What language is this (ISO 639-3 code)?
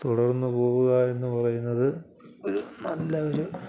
mal